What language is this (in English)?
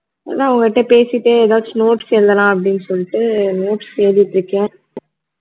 Tamil